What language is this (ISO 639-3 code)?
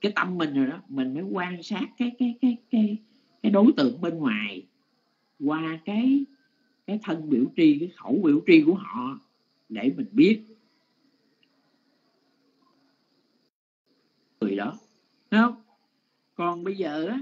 vie